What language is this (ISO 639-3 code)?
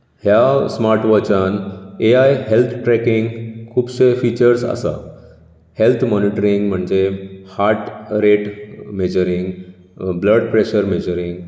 kok